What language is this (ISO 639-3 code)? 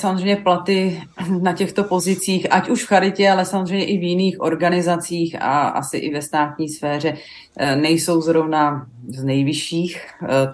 ces